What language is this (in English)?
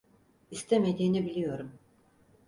Turkish